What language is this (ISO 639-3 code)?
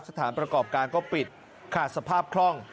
tha